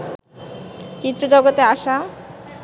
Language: Bangla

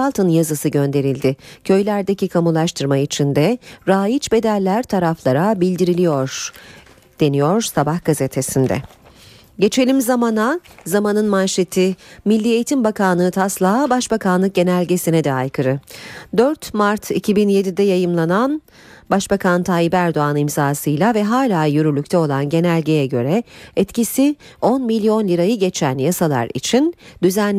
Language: Turkish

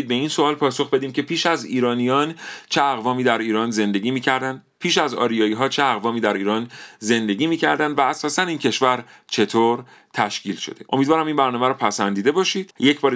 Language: Persian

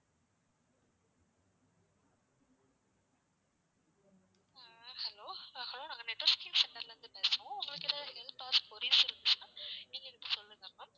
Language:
Tamil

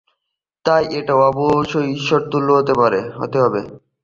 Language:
Bangla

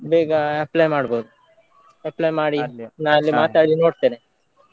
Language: Kannada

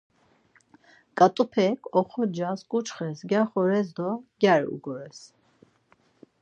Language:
Laz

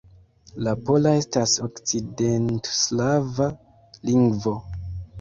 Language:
Esperanto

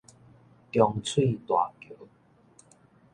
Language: Min Nan Chinese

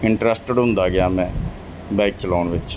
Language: Punjabi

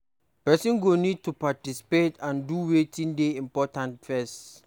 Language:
Nigerian Pidgin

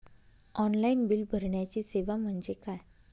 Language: Marathi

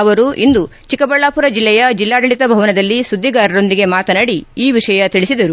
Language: Kannada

